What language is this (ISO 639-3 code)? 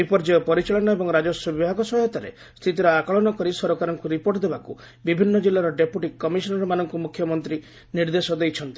ori